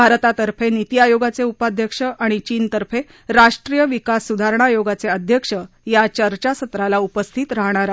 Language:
Marathi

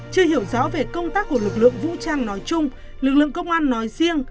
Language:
Vietnamese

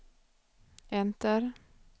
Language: Swedish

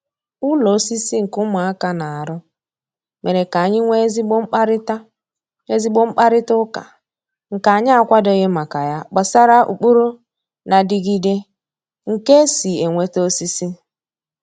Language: Igbo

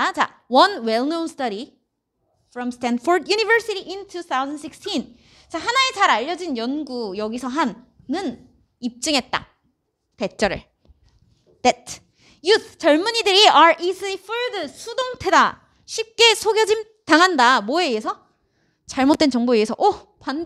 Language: Korean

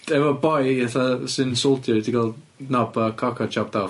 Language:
Welsh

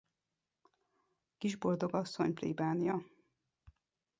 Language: Hungarian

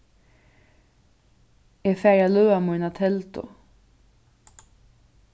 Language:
Faroese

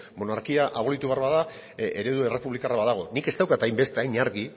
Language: Basque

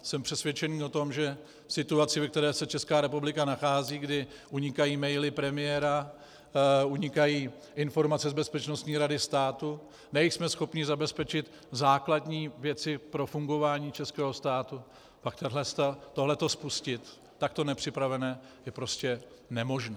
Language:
Czech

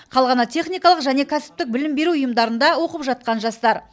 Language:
Kazakh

